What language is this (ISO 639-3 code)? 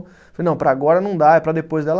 por